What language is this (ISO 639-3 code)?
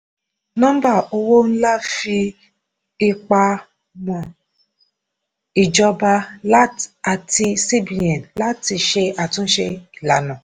yor